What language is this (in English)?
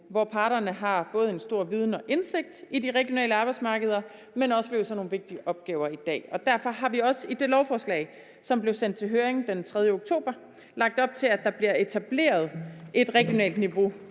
Danish